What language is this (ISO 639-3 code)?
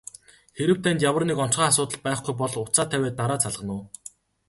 mon